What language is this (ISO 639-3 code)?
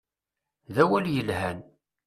kab